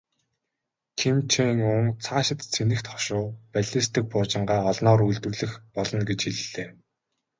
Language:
Mongolian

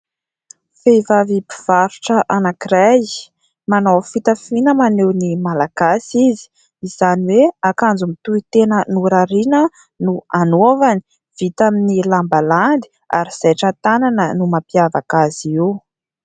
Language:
Malagasy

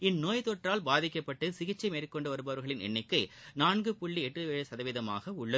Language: Tamil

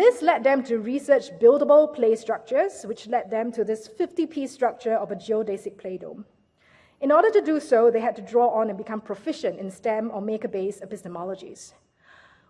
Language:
English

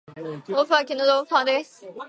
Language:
Japanese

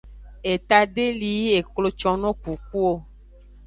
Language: Aja (Benin)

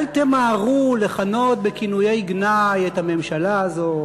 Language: Hebrew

